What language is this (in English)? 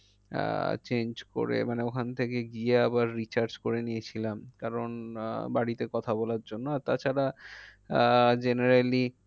Bangla